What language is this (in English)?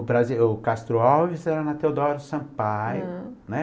Portuguese